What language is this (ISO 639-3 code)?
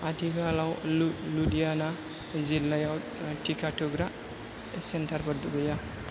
brx